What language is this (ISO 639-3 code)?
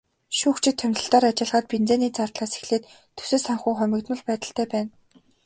mon